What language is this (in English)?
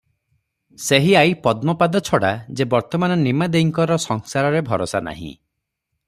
Odia